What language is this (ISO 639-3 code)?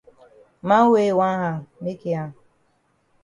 wes